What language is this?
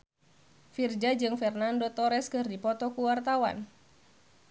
Sundanese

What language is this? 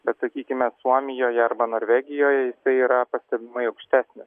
Lithuanian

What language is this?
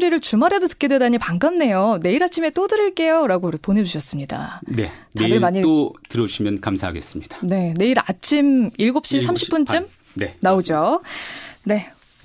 Korean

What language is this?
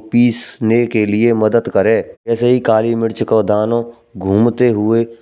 Braj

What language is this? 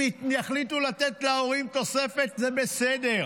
Hebrew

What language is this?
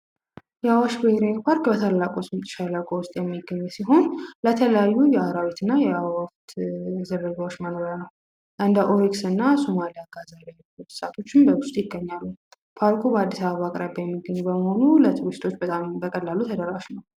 Amharic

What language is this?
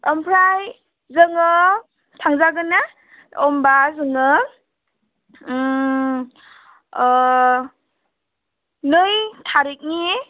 Bodo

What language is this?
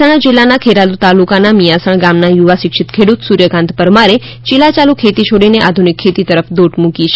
Gujarati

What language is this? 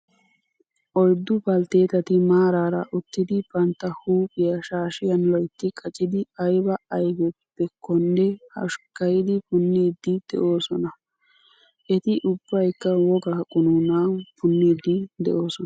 Wolaytta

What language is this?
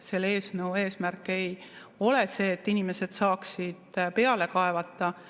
Estonian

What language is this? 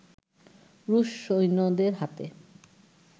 Bangla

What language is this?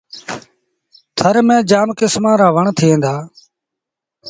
Sindhi Bhil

